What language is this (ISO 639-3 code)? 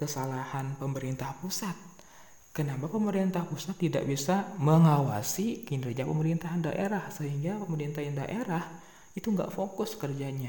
ind